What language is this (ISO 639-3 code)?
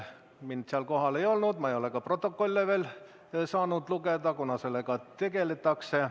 est